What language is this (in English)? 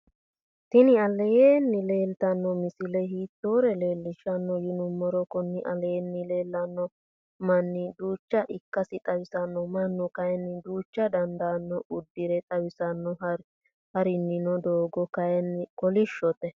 Sidamo